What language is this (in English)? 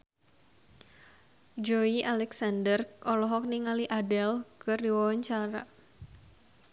Sundanese